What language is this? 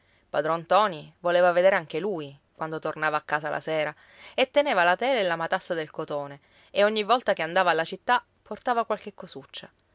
Italian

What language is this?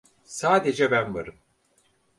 Turkish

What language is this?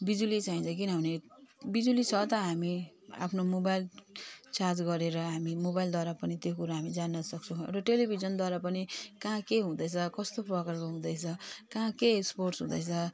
Nepali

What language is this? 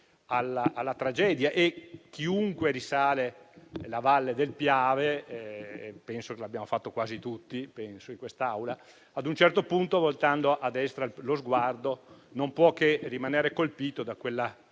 Italian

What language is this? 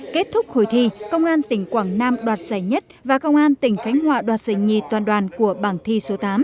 Vietnamese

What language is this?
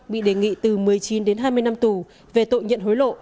Vietnamese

